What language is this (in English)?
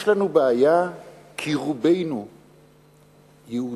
Hebrew